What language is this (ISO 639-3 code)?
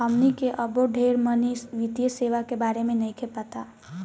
bho